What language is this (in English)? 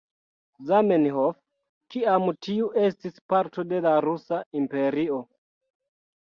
Esperanto